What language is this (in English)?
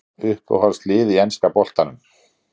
Icelandic